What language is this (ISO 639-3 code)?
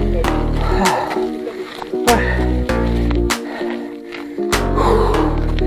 fra